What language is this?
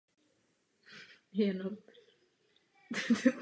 Czech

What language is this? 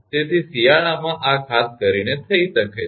Gujarati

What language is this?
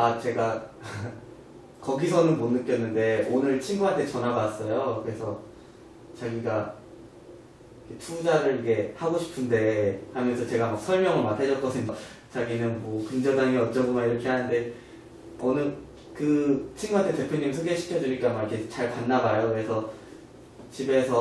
Korean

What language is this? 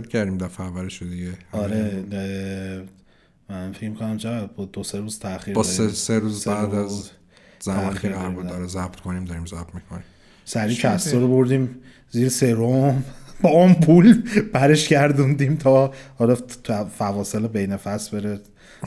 Persian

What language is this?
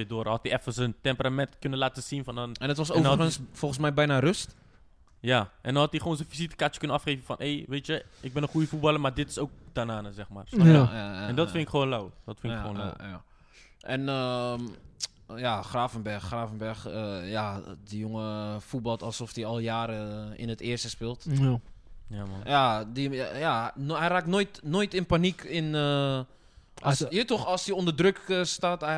Dutch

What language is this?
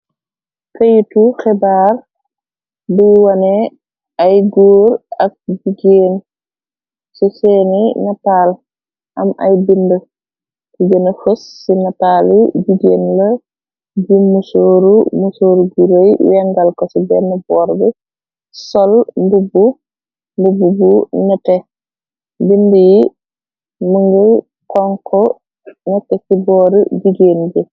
Wolof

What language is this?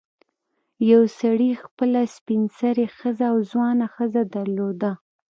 Pashto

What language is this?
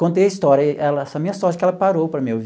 Portuguese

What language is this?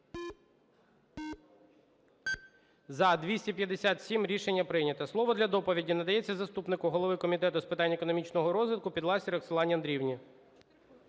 Ukrainian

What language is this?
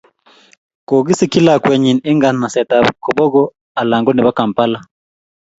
Kalenjin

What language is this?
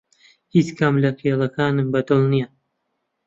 Central Kurdish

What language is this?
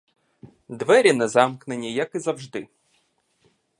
Ukrainian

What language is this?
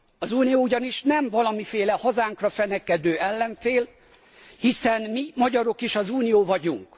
Hungarian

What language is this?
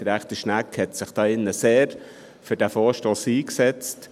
Swiss German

